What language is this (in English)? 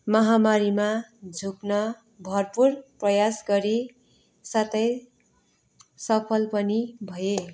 Nepali